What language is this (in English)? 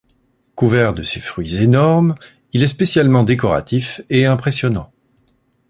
French